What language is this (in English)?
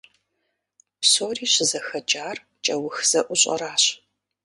Kabardian